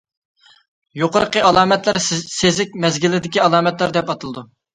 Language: Uyghur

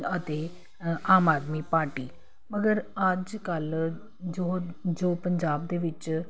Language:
Punjabi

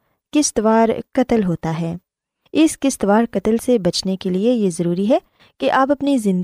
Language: Urdu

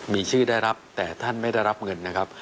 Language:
Thai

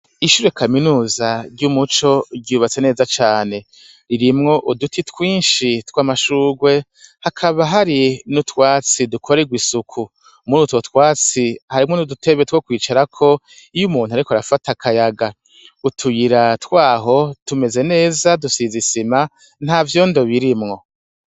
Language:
Rundi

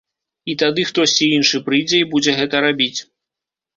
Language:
Belarusian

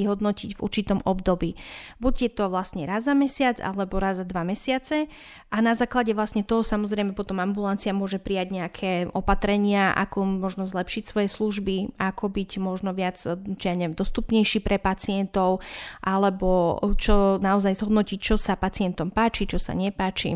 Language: Slovak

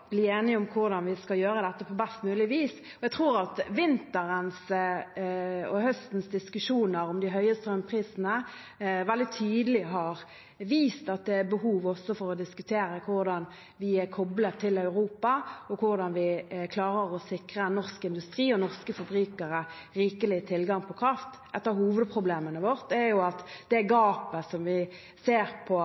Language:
Norwegian Bokmål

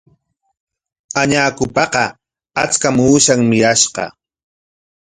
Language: Corongo Ancash Quechua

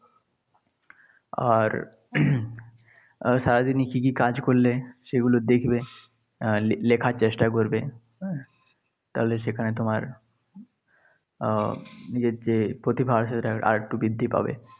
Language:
Bangla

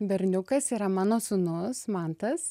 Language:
Lithuanian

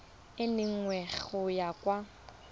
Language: Tswana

